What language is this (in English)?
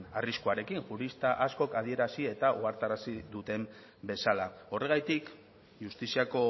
Basque